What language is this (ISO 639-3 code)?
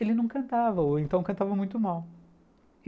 por